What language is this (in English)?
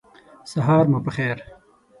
Pashto